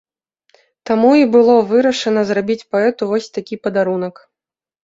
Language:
Belarusian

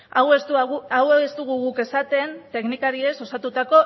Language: Basque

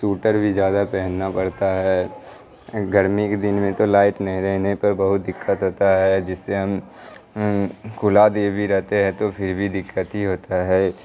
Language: Urdu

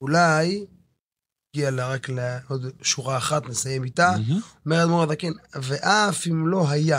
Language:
Hebrew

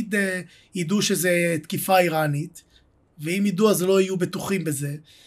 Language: Hebrew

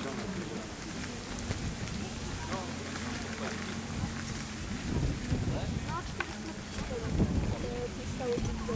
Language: Polish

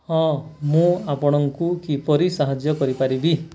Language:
Odia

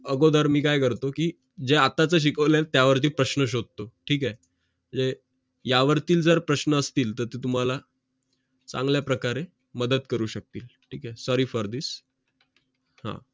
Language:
Marathi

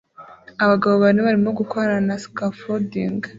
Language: Kinyarwanda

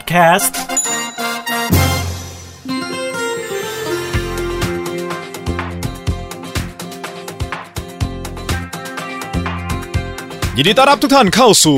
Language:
Thai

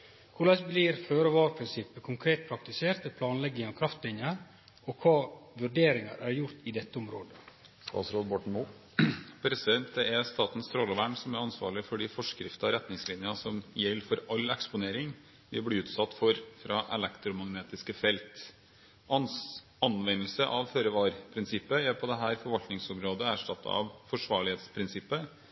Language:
Norwegian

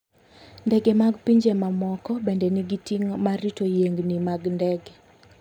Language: Luo (Kenya and Tanzania)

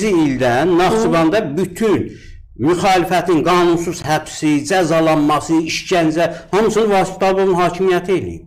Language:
Turkish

